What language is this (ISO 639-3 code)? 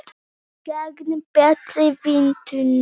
isl